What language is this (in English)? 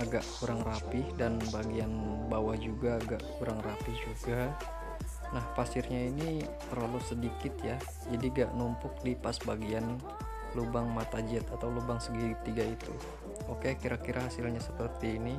Indonesian